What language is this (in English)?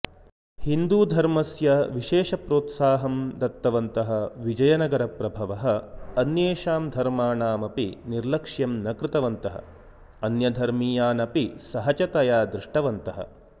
Sanskrit